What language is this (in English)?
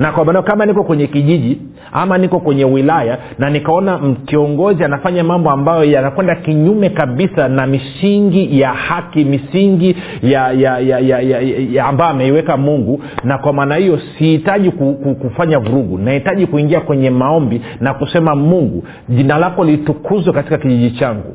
Swahili